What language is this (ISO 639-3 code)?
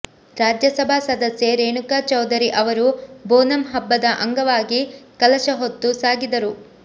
kan